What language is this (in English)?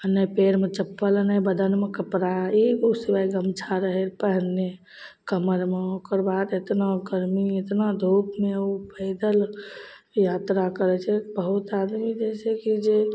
Maithili